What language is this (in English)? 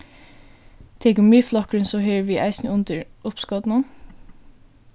Faroese